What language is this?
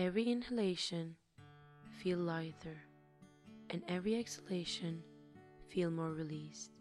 English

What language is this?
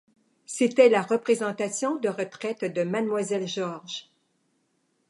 French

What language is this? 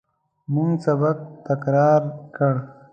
Pashto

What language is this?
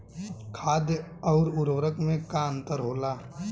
Bhojpuri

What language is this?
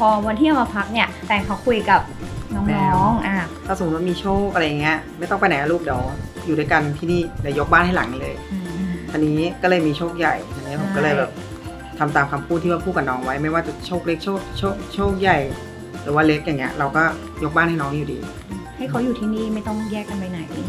Thai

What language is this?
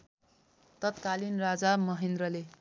Nepali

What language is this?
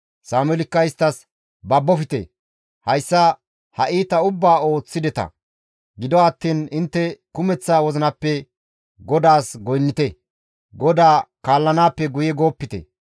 Gamo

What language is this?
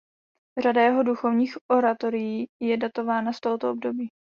Czech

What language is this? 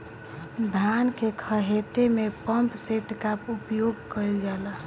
Bhojpuri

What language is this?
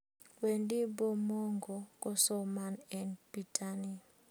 Kalenjin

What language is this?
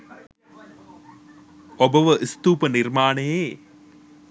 Sinhala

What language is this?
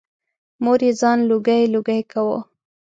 Pashto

